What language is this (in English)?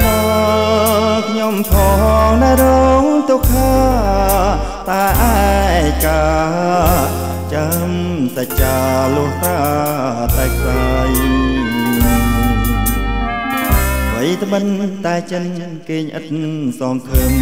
Thai